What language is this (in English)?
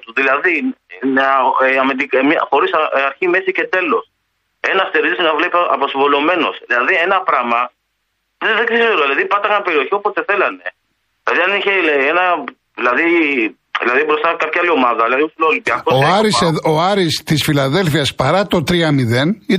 Greek